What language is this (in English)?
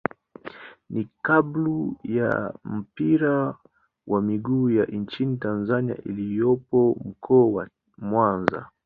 Swahili